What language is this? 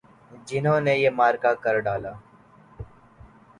Urdu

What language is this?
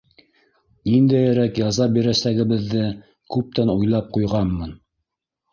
Bashkir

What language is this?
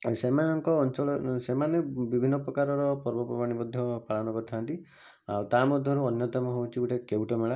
Odia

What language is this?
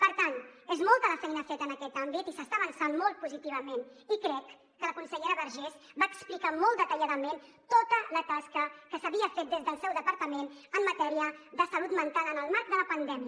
Catalan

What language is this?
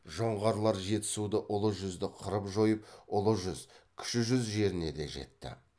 Kazakh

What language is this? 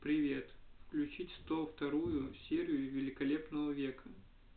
Russian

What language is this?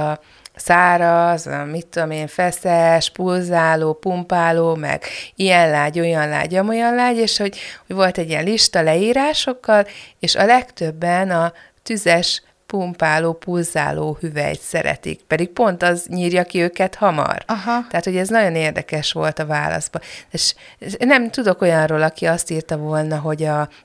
Hungarian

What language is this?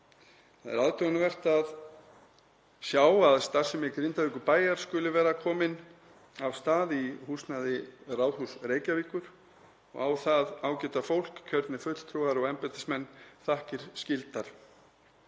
Icelandic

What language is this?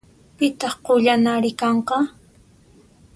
Puno Quechua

